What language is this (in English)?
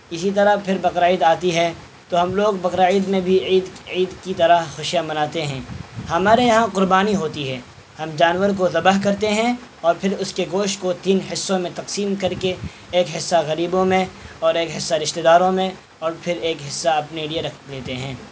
Urdu